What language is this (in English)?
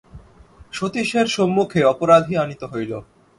Bangla